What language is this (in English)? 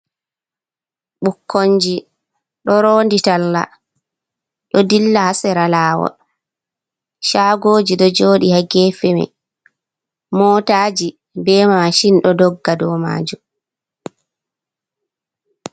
Fula